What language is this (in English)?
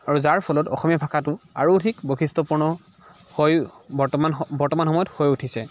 Assamese